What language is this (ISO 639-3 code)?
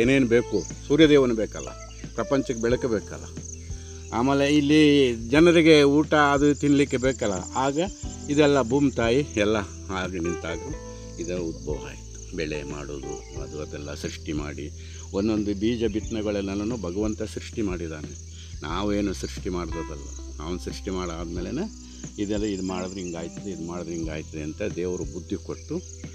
kan